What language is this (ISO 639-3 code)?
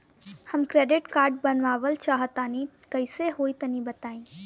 bho